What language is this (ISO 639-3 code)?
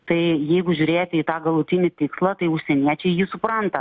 lit